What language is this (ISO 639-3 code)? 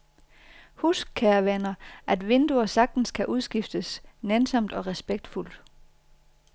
dan